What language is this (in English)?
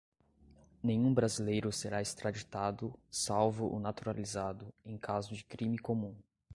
Portuguese